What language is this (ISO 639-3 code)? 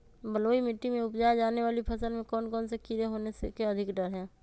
mag